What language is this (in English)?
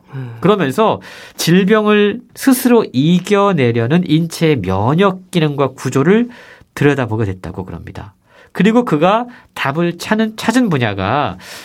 Korean